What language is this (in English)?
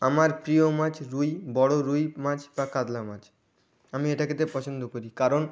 Bangla